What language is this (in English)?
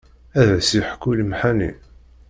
Kabyle